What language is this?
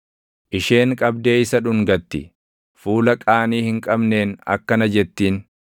Oromo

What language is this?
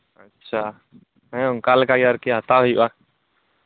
Santali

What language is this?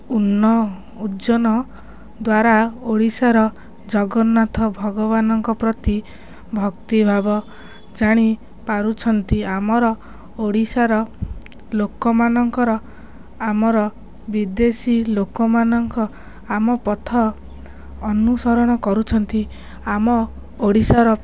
Odia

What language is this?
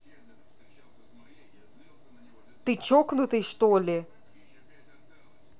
Russian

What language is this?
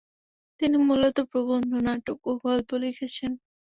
Bangla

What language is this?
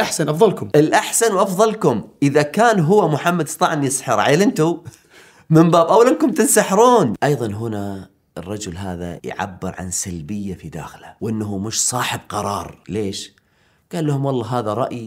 Arabic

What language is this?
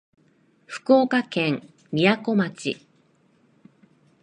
Japanese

